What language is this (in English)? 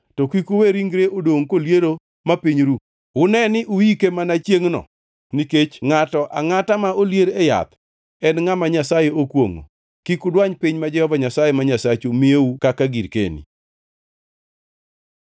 Luo (Kenya and Tanzania)